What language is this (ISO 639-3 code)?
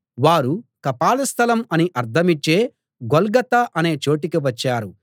tel